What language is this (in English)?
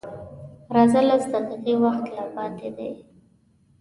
Pashto